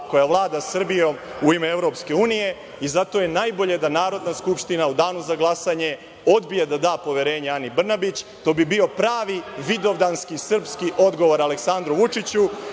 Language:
Serbian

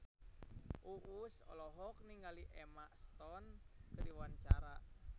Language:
Sundanese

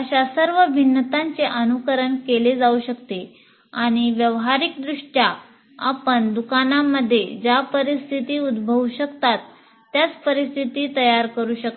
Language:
Marathi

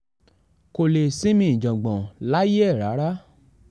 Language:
Yoruba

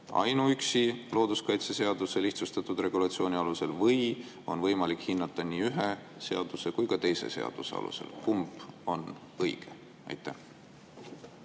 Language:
Estonian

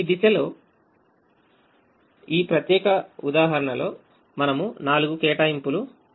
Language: Telugu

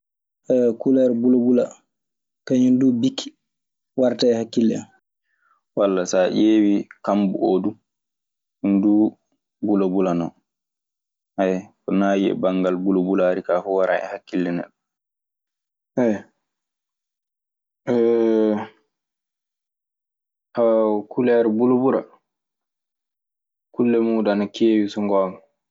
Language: Maasina Fulfulde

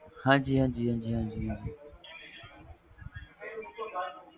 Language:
Punjabi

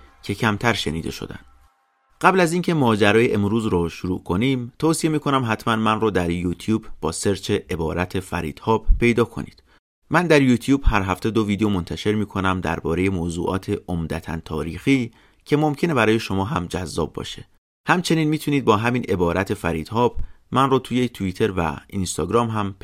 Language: Persian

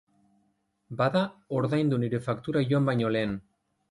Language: Basque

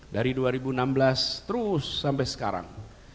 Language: Indonesian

